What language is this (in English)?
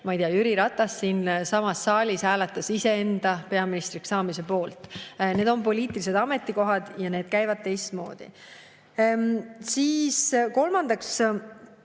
Estonian